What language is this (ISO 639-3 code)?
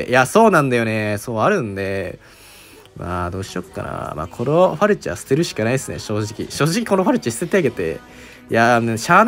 jpn